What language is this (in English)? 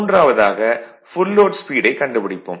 Tamil